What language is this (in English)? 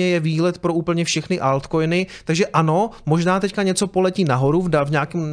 Czech